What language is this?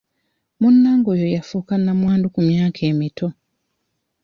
Ganda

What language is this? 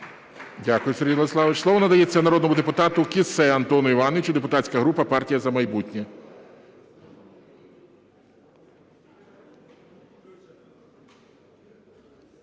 Ukrainian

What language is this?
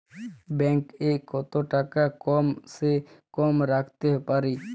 Bangla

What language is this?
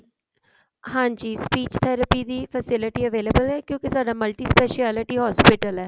Punjabi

